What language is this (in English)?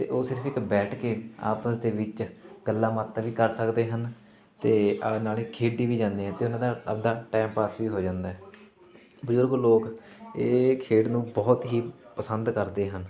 Punjabi